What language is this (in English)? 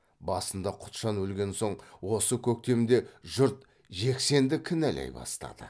Kazakh